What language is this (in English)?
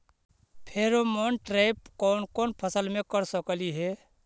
Magahi